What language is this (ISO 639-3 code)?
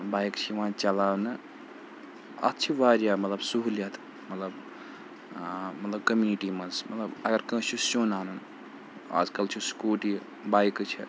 kas